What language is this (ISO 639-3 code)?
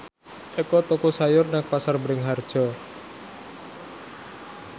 jav